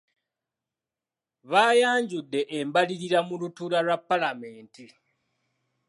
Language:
Ganda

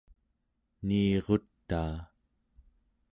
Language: Central Yupik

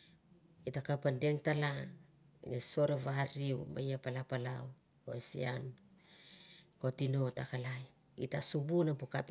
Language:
Mandara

